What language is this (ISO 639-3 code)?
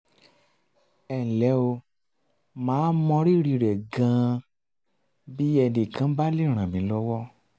yor